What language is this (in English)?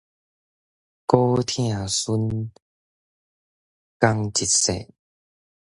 Min Nan Chinese